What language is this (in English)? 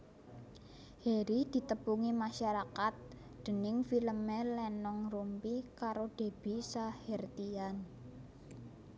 Javanese